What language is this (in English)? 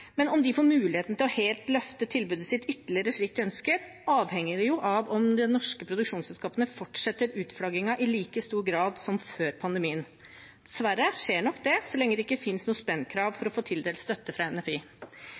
Norwegian Bokmål